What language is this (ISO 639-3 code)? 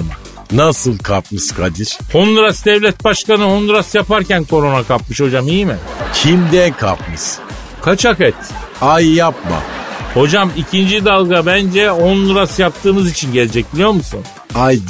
tur